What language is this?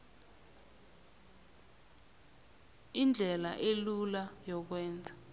South Ndebele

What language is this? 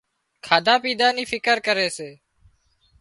Wadiyara Koli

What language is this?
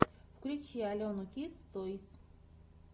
Russian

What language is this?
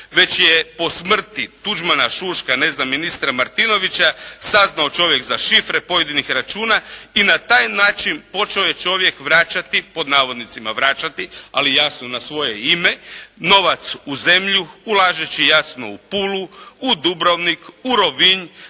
Croatian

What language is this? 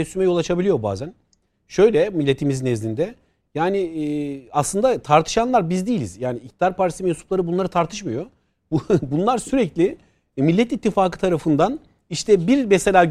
Turkish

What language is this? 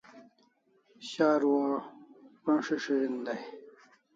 Kalasha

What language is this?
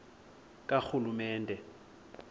Xhosa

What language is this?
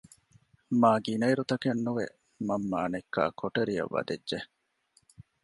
Divehi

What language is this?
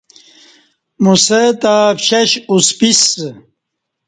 Kati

